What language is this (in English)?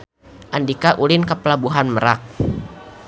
Sundanese